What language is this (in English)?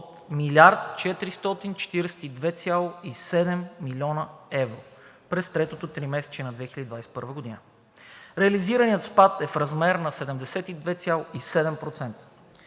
Bulgarian